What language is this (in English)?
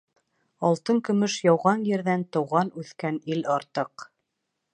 Bashkir